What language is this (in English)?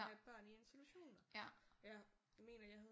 Danish